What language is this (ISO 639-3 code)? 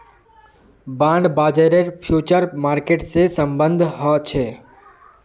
mag